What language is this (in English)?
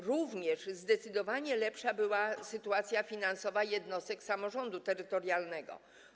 Polish